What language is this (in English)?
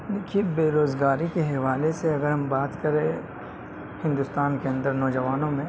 Urdu